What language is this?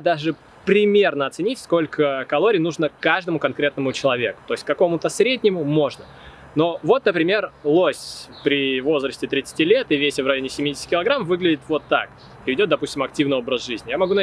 Russian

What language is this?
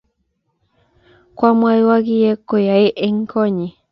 Kalenjin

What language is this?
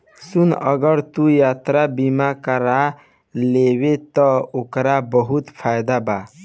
Bhojpuri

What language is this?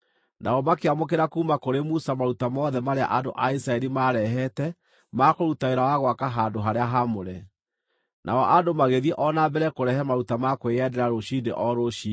Kikuyu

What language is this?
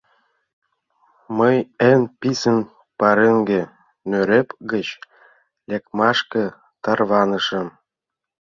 Mari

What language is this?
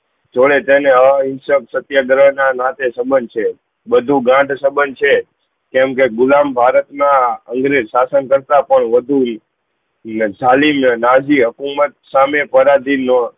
Gujarati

